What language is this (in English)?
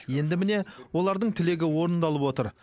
Kazakh